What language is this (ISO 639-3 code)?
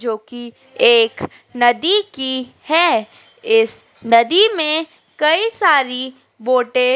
hin